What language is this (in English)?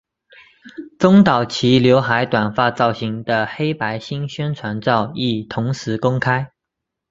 Chinese